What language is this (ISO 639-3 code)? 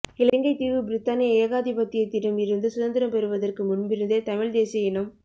tam